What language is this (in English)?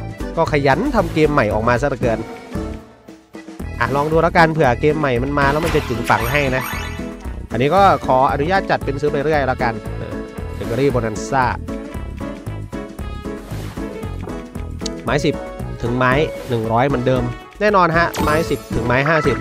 Thai